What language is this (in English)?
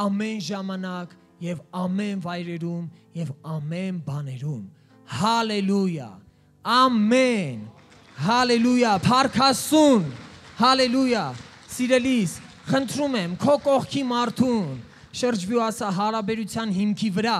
Romanian